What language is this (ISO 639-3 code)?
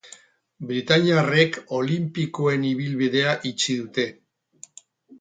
eus